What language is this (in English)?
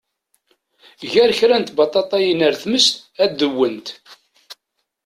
Kabyle